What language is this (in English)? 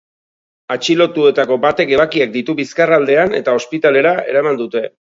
Basque